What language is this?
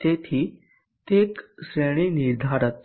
Gujarati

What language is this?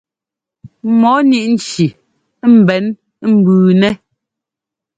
Ngomba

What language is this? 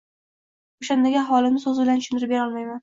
Uzbek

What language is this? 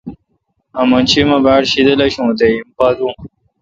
Kalkoti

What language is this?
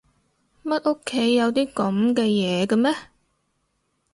Cantonese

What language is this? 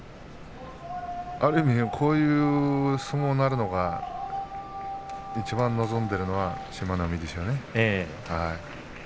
Japanese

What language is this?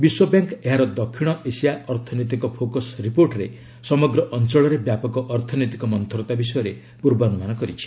Odia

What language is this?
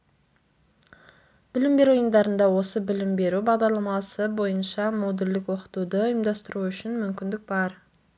Kazakh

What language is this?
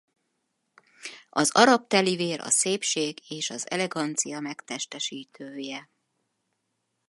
Hungarian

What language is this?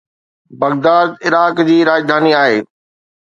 Sindhi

